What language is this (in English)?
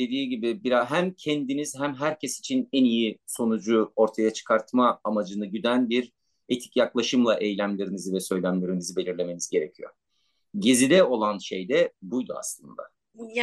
Turkish